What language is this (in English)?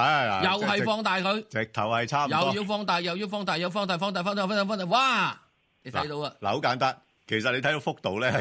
Chinese